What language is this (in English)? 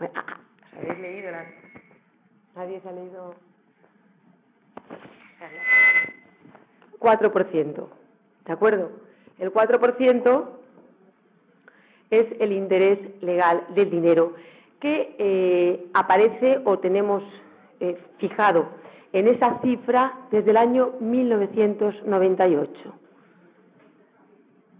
Spanish